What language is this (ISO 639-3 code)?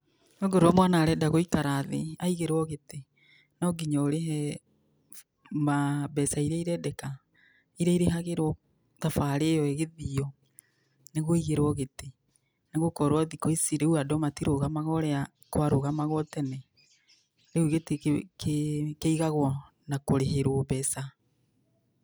kik